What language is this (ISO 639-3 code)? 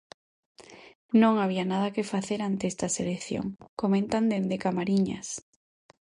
glg